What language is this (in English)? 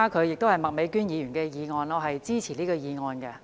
Cantonese